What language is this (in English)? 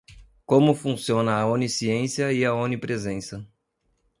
Portuguese